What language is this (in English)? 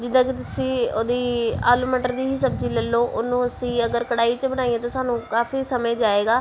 Punjabi